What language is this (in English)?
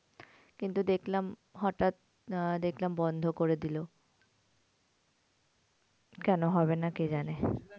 Bangla